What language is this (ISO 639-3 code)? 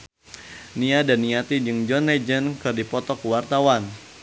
sun